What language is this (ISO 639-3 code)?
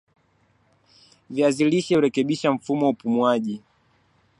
swa